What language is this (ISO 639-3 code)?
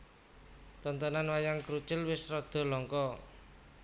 jav